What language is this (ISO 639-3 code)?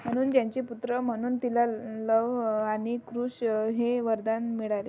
mar